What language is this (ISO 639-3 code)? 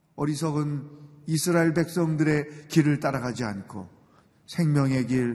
kor